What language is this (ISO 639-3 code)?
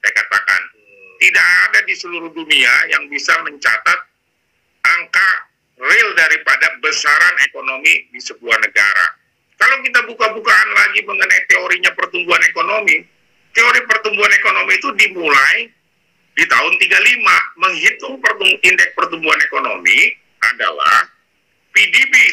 ind